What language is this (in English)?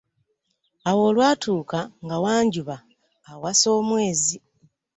Ganda